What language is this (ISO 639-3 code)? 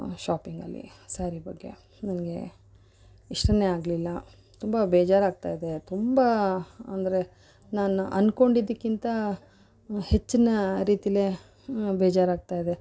kan